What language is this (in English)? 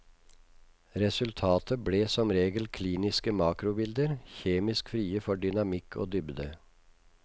Norwegian